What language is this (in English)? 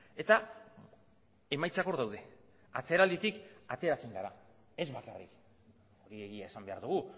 Basque